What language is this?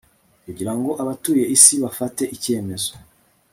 Kinyarwanda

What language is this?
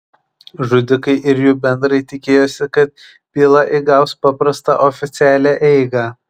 Lithuanian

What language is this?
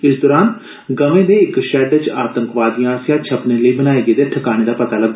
Dogri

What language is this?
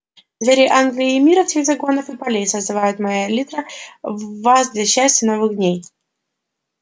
Russian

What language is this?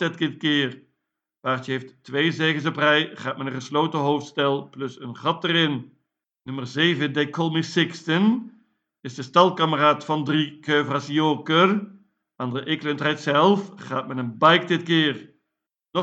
Dutch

